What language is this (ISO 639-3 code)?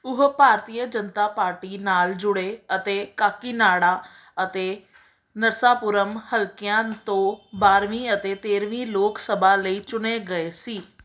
pan